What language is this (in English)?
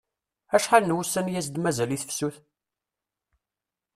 Kabyle